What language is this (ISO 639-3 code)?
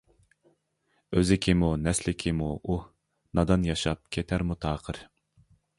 uig